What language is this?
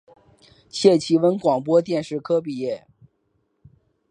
Chinese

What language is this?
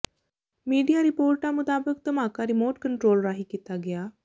Punjabi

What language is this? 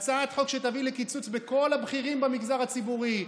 Hebrew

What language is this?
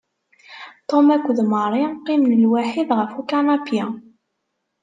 Kabyle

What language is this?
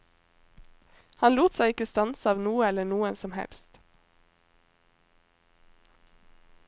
Norwegian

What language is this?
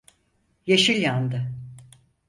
Turkish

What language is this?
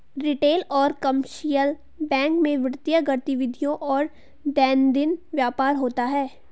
Hindi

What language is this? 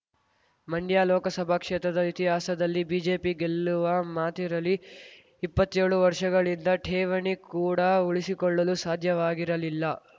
Kannada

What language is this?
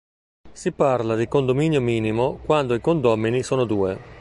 Italian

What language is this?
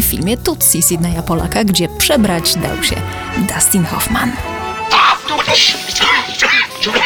Polish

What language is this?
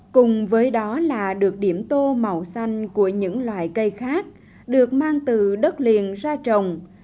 Vietnamese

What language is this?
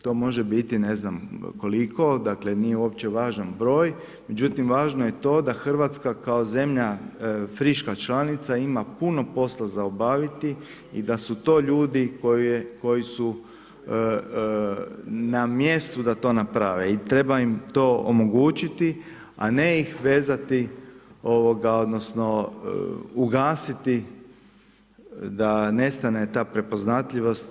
Croatian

